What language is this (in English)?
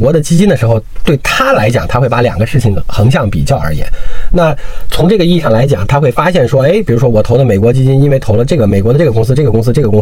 Chinese